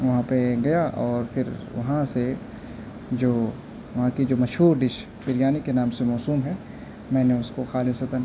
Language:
Urdu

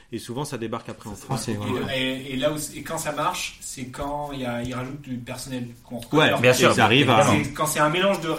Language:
French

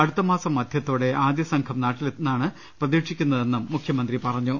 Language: Malayalam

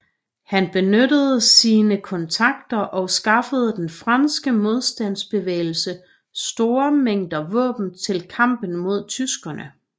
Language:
Danish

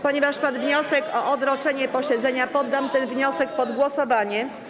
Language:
Polish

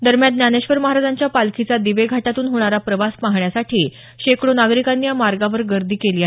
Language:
Marathi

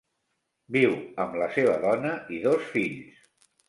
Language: Catalan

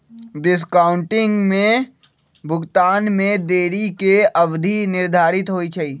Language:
Magahi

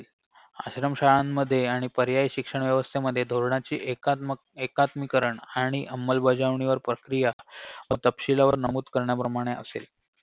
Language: Marathi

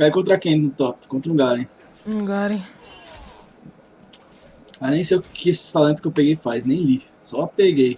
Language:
Portuguese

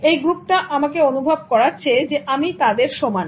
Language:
Bangla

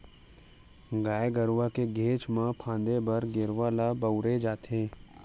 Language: Chhattisgarhi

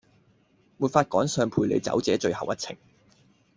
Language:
Cantonese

